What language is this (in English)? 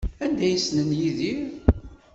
Kabyle